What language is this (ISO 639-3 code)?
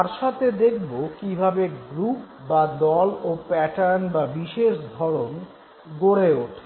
ben